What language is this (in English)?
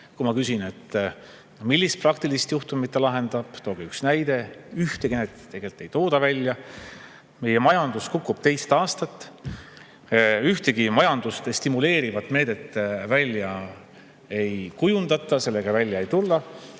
Estonian